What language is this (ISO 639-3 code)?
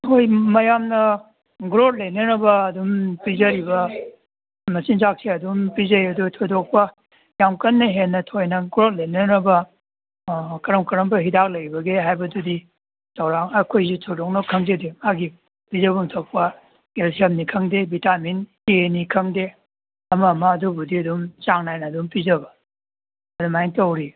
mni